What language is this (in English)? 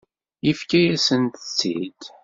Kabyle